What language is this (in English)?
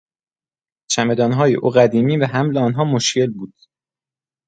Persian